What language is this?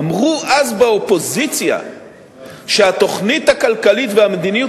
Hebrew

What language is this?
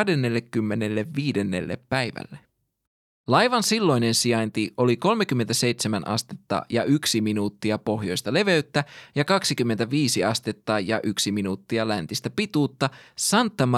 Finnish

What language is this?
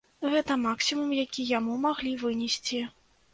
Belarusian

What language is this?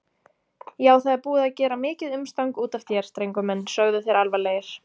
Icelandic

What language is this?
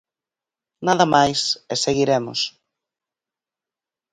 Galician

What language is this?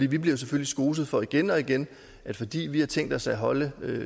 Danish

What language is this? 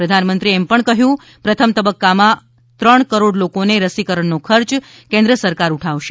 Gujarati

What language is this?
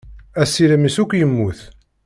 Kabyle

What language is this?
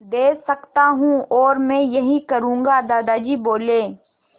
Hindi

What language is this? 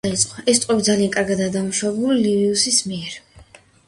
Georgian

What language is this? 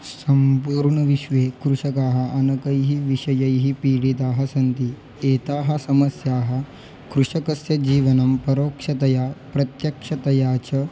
Sanskrit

